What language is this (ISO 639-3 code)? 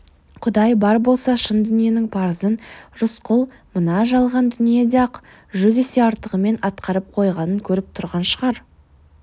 kaz